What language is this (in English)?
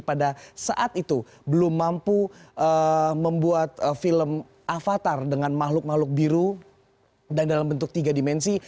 Indonesian